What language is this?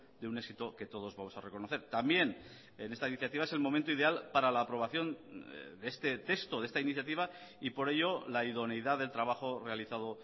Spanish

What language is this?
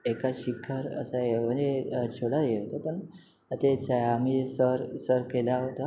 Marathi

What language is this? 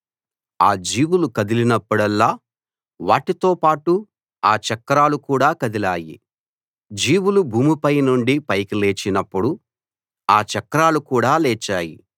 Telugu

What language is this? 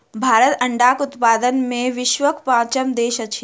Maithili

